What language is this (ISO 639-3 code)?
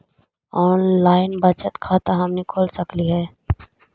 mag